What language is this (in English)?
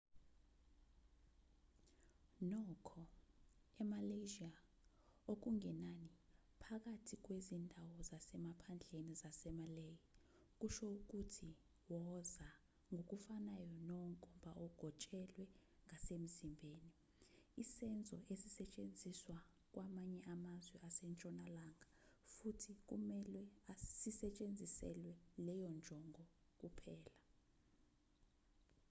Zulu